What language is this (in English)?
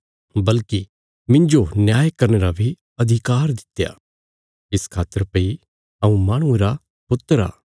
Bilaspuri